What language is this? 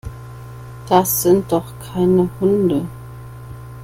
German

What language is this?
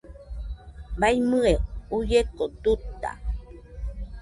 Nüpode Huitoto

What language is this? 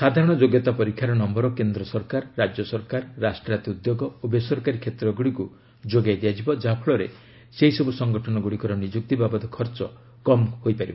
Odia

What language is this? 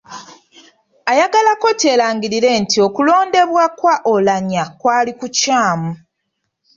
Ganda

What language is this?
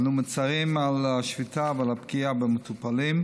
Hebrew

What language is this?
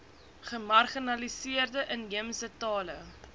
Afrikaans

